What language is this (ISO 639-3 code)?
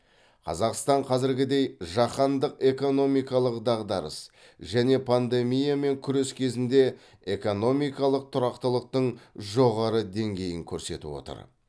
kaz